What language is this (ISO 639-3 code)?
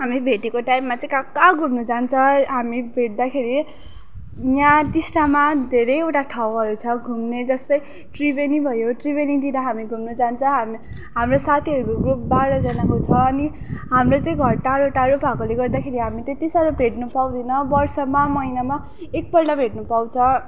nep